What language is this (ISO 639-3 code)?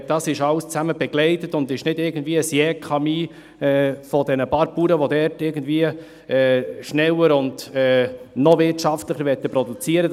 gsw